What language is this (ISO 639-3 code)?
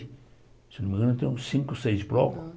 por